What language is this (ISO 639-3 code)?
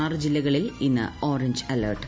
mal